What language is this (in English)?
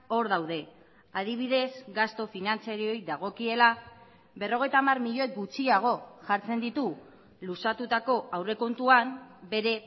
Basque